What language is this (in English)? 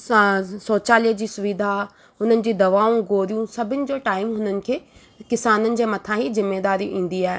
Sindhi